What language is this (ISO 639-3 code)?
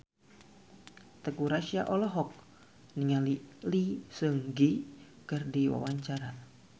sun